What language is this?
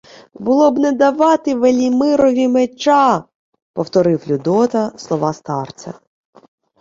Ukrainian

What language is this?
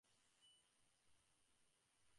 Bangla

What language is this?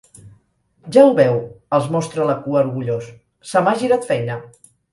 Catalan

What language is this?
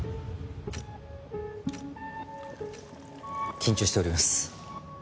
Japanese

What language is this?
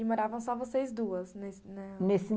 Portuguese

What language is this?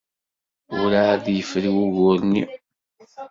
Kabyle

